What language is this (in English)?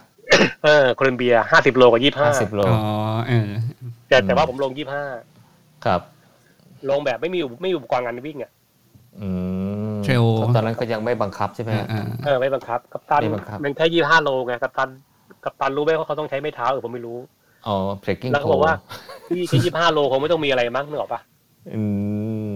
Thai